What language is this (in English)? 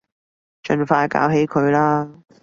Cantonese